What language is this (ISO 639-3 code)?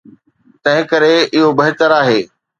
snd